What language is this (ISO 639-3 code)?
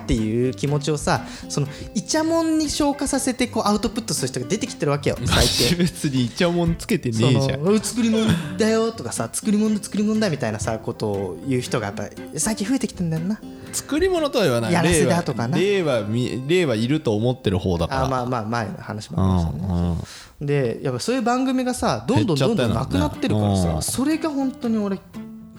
jpn